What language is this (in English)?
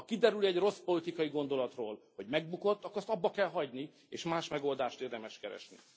Hungarian